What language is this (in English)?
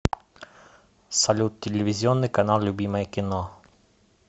Russian